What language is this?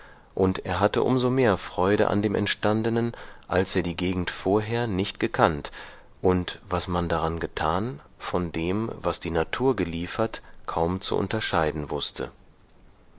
German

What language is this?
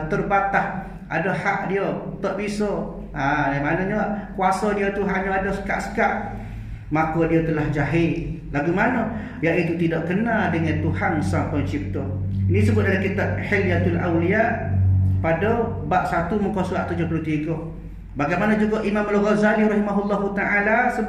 Malay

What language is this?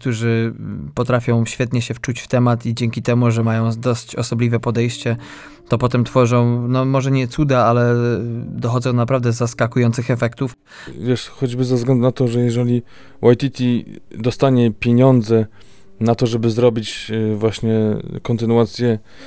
Polish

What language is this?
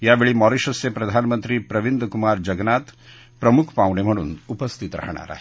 Marathi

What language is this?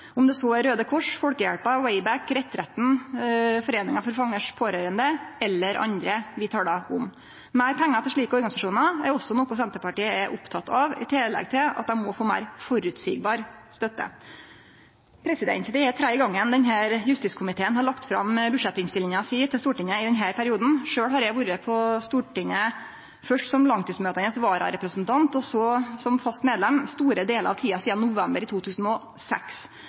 Norwegian Nynorsk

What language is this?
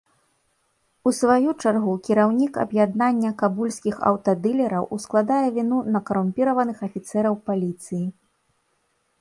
Belarusian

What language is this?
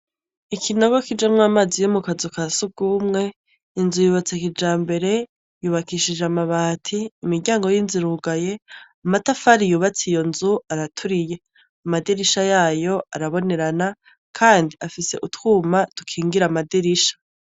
Rundi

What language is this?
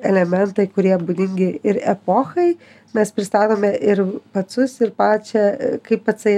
Lithuanian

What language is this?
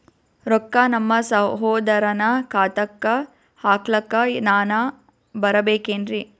Kannada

